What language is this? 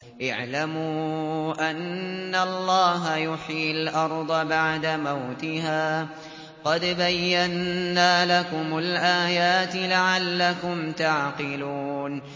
Arabic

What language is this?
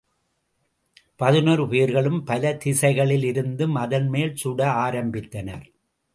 Tamil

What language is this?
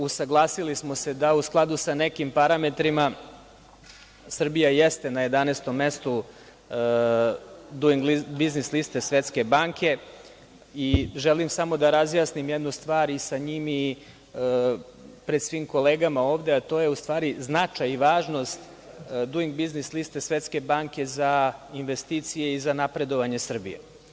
Serbian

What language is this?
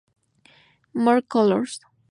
Spanish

